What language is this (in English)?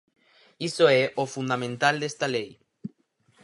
Galician